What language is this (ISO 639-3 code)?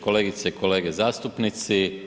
hrv